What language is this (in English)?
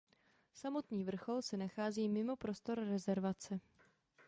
Czech